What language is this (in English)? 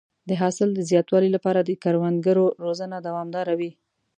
Pashto